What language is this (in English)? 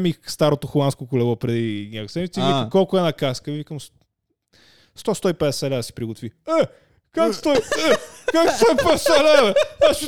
Bulgarian